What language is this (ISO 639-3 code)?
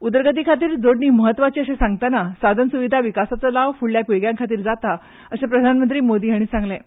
kok